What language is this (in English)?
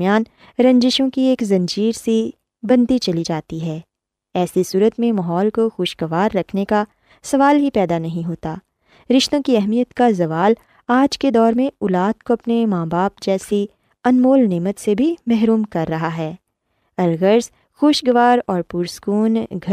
Urdu